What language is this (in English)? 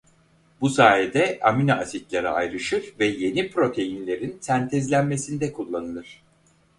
Turkish